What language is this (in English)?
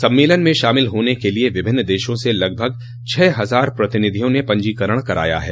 Hindi